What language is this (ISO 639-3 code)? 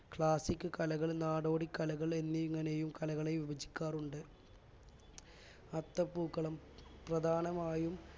mal